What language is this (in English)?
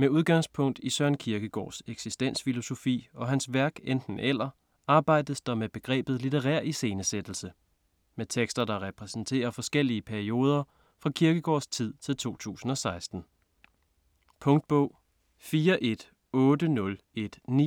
Danish